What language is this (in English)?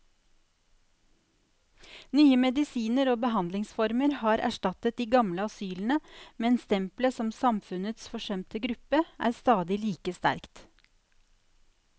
Norwegian